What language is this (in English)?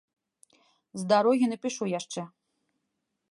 Belarusian